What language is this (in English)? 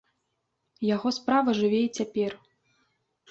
Belarusian